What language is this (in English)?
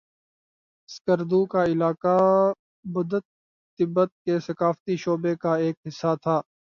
Urdu